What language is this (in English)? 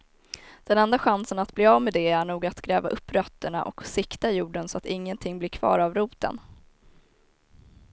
Swedish